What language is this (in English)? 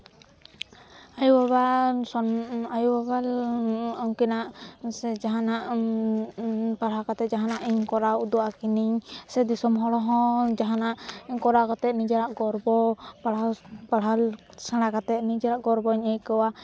Santali